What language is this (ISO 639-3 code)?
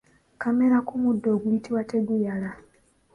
lug